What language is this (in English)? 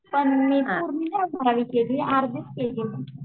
Marathi